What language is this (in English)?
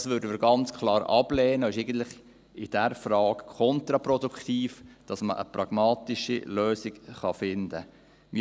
Swiss German